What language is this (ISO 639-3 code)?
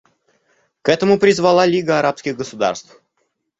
rus